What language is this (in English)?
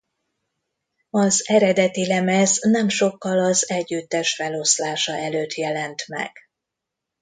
Hungarian